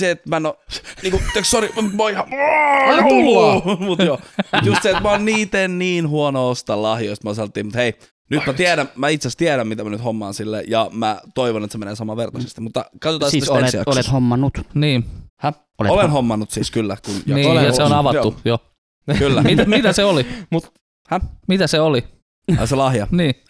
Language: Finnish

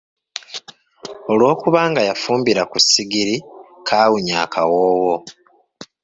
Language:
Ganda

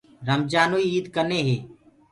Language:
Gurgula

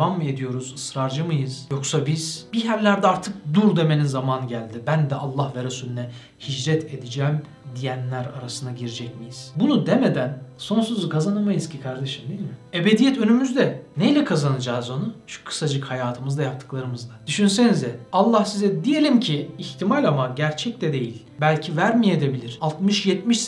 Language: Turkish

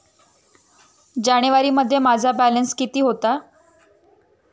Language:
Marathi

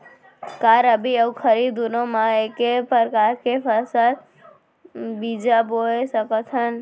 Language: Chhattisgarhi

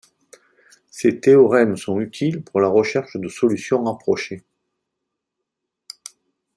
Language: French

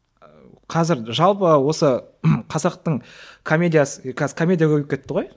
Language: Kazakh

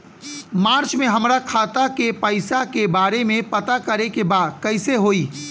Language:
Bhojpuri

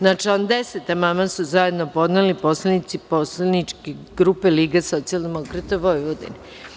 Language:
Serbian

